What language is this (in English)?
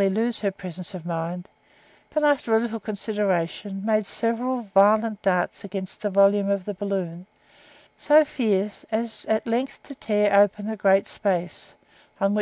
English